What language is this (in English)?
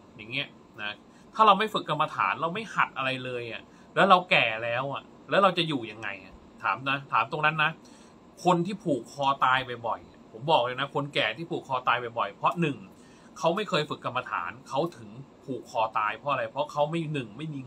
Thai